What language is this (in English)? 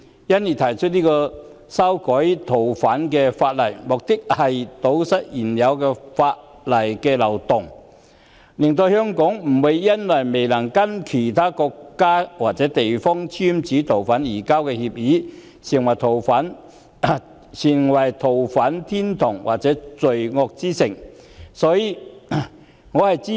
Cantonese